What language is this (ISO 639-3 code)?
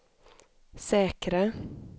swe